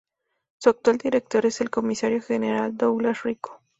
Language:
Spanish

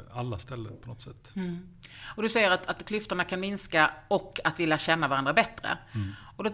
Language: Swedish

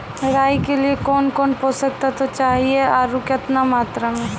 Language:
Maithili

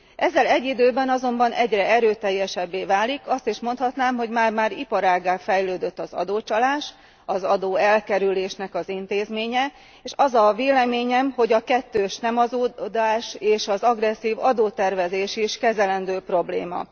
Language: Hungarian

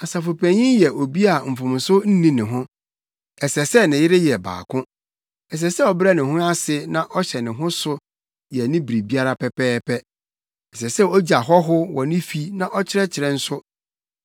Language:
Akan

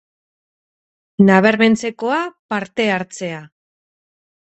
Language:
Basque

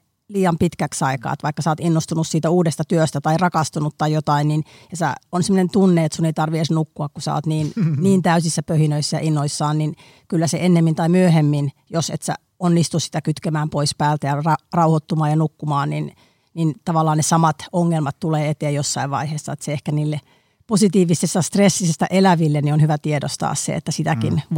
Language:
Finnish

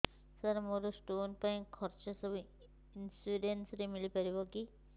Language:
Odia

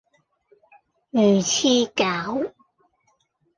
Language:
Cantonese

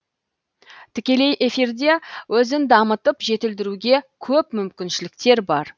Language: Kazakh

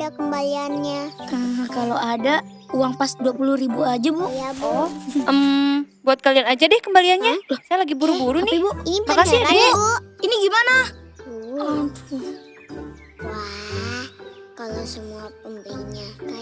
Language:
Indonesian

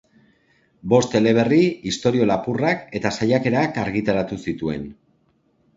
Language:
Basque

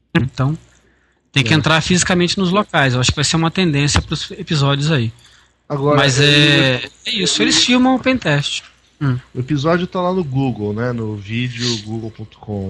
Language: Portuguese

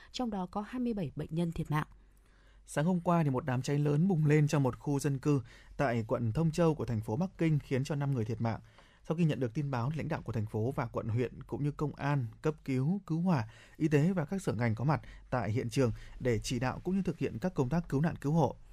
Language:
Vietnamese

